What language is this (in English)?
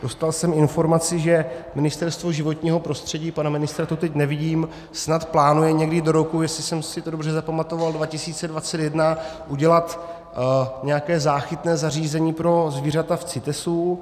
Czech